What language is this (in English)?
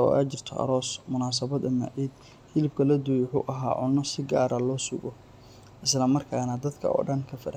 Somali